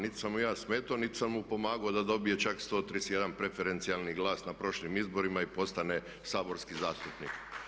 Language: Croatian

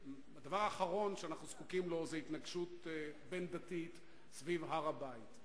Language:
Hebrew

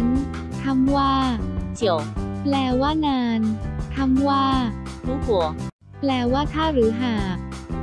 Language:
Thai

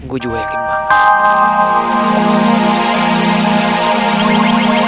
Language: Indonesian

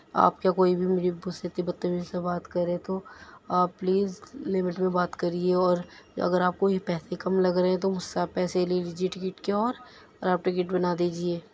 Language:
Urdu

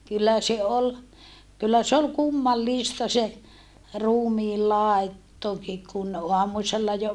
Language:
Finnish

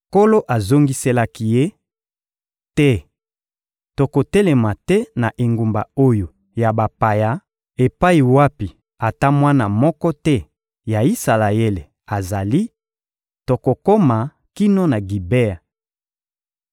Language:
Lingala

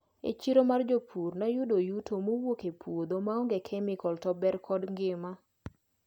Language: Luo (Kenya and Tanzania)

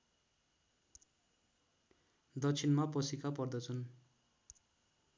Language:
Nepali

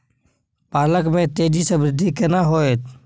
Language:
Maithili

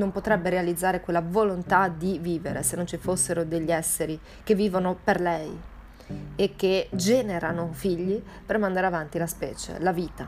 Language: Italian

